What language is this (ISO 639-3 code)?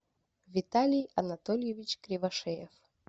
rus